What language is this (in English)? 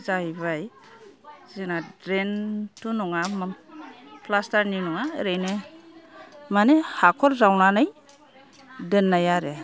Bodo